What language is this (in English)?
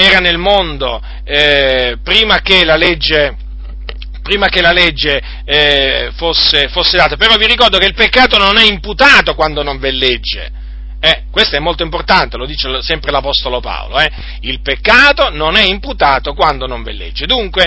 Italian